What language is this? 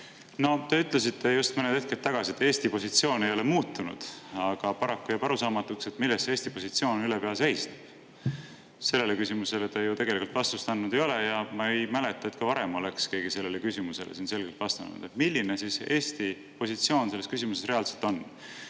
Estonian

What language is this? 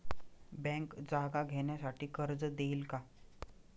Marathi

